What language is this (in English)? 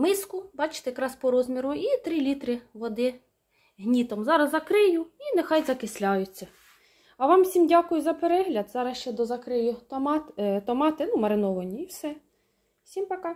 Ukrainian